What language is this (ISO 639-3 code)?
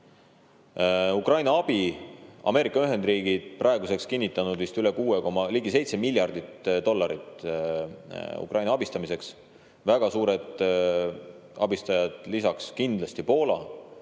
est